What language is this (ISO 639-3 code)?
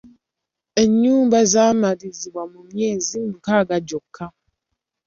lug